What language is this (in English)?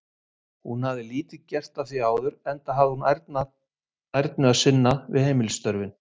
Icelandic